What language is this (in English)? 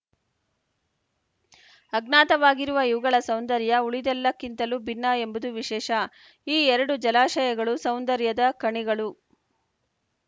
Kannada